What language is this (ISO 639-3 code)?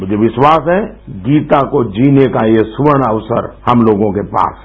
hin